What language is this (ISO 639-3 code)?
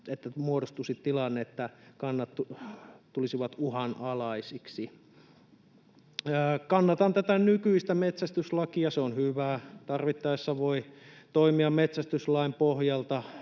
fin